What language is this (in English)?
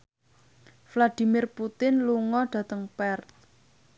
Javanese